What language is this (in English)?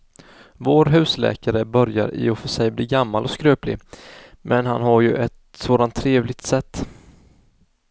Swedish